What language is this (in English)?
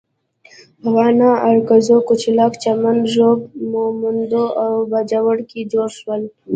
Pashto